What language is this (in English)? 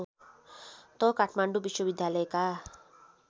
Nepali